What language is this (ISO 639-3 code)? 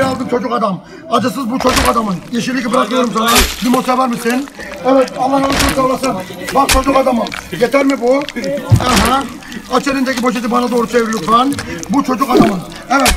tur